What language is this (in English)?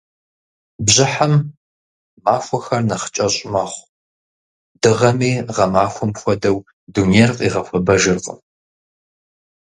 Kabardian